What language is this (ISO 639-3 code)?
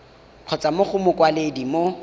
tsn